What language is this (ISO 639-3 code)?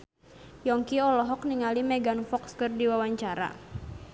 sun